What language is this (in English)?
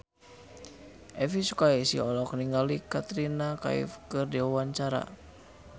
Sundanese